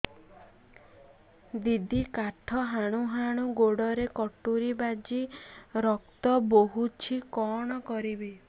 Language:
Odia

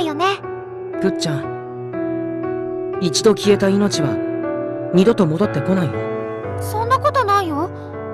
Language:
Japanese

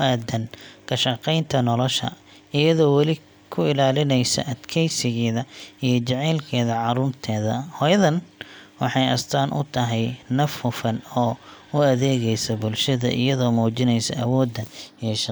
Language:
Somali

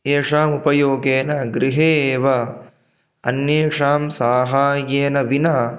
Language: Sanskrit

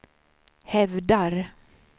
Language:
Swedish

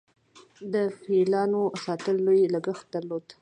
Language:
Pashto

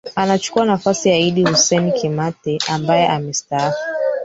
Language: Swahili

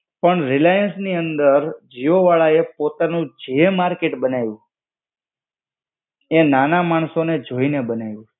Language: Gujarati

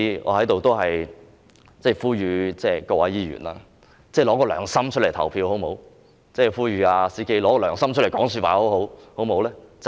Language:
Cantonese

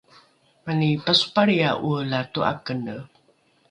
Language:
Rukai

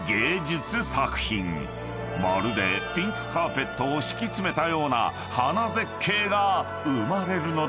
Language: Japanese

